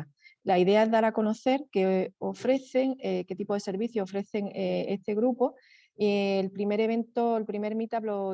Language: Spanish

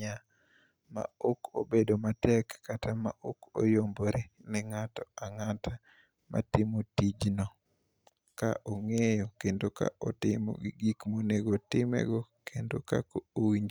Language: Luo (Kenya and Tanzania)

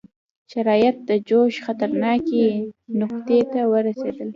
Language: Pashto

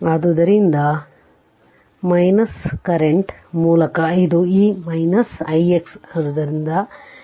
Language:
Kannada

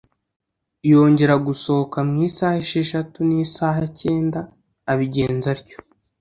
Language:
Kinyarwanda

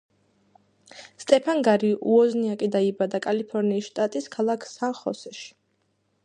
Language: Georgian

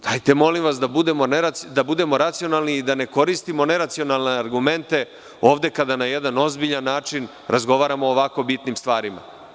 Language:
Serbian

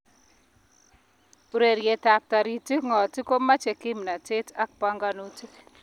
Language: Kalenjin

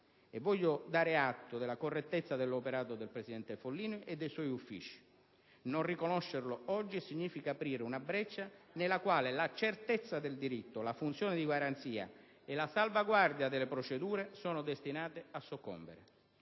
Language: Italian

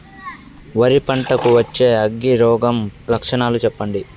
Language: Telugu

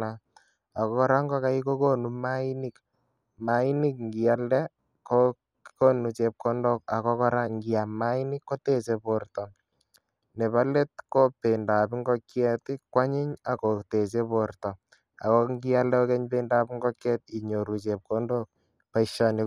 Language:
Kalenjin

